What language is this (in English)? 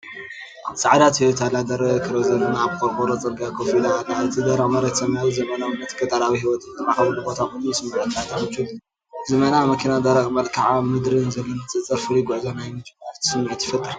Tigrinya